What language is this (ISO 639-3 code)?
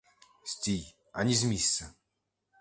ukr